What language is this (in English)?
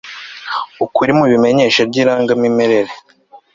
Kinyarwanda